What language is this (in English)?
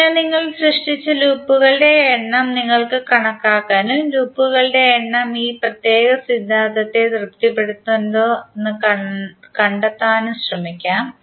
Malayalam